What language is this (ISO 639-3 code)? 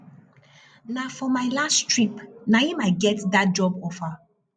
pcm